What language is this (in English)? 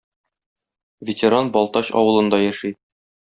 Tatar